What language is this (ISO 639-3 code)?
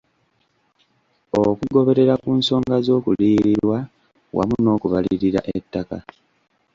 lug